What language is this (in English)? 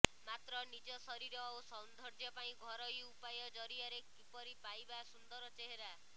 Odia